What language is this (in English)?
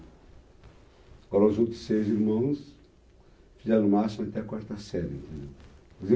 Portuguese